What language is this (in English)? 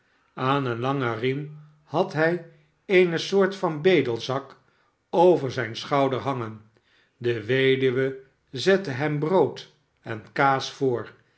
Dutch